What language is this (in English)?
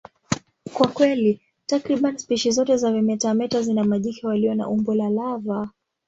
Swahili